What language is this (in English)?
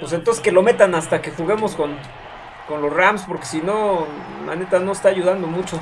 Spanish